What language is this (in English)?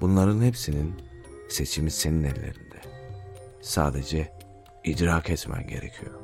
Turkish